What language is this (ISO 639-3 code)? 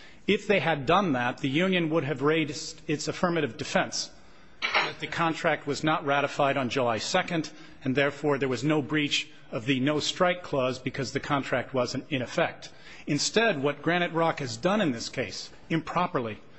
eng